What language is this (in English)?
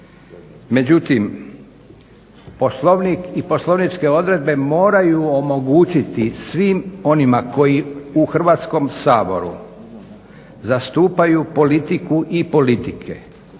Croatian